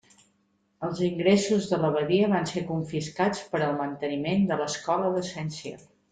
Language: Catalan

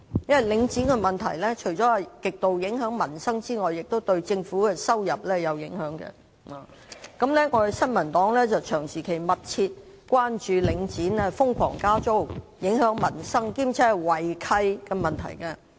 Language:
Cantonese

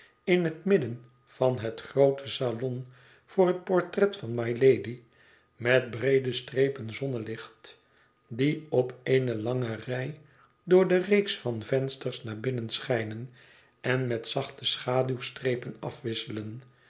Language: Dutch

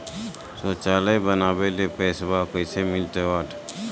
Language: Magahi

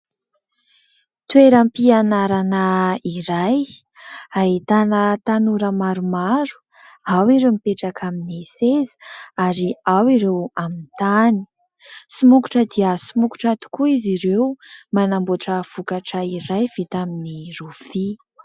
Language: Malagasy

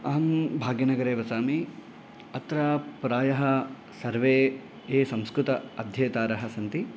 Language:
Sanskrit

